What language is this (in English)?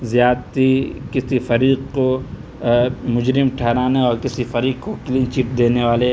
Urdu